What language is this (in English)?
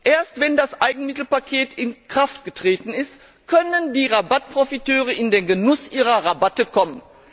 German